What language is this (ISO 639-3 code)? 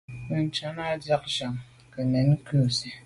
byv